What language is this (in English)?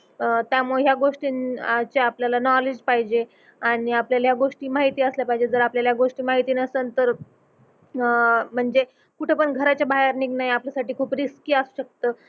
Marathi